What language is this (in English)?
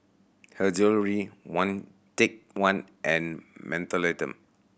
English